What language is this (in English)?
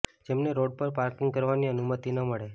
Gujarati